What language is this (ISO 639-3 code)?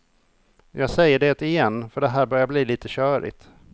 swe